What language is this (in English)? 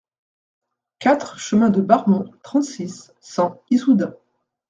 French